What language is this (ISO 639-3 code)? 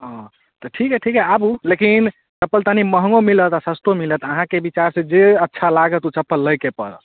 mai